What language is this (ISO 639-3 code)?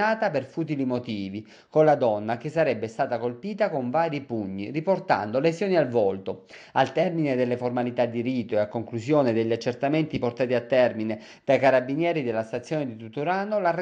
ita